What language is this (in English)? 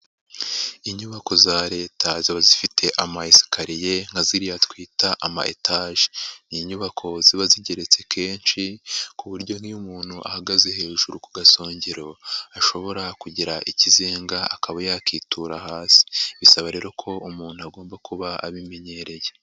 Kinyarwanda